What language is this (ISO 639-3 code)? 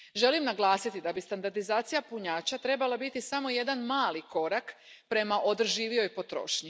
hrv